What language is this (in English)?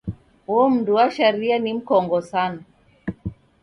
Taita